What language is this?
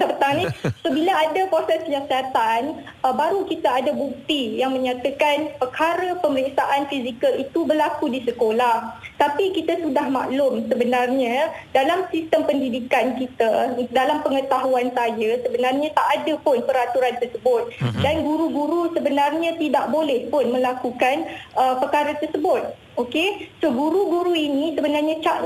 Malay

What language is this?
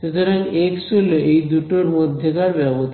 Bangla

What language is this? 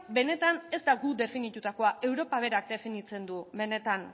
Basque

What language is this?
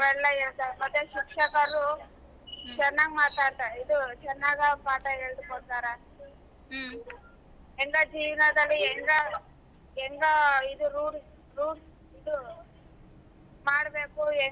Kannada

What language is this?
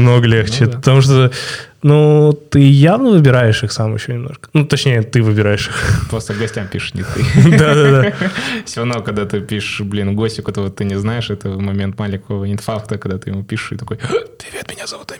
Russian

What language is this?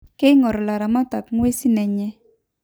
Masai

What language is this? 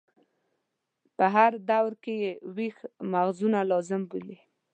Pashto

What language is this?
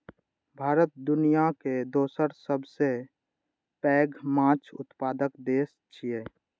Maithili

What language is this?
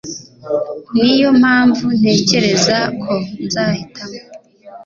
Kinyarwanda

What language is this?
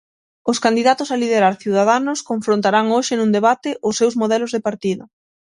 Galician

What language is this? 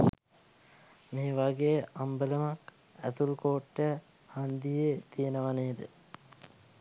Sinhala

